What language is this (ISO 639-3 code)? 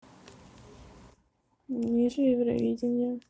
rus